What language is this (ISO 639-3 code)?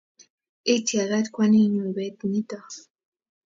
kln